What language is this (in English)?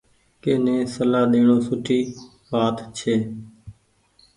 Goaria